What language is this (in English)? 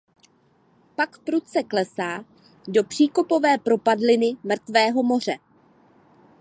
Czech